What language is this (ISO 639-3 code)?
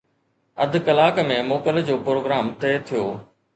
snd